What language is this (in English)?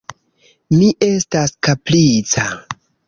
Esperanto